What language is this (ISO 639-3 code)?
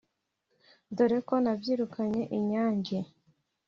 kin